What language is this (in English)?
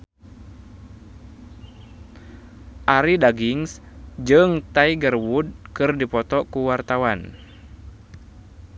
Sundanese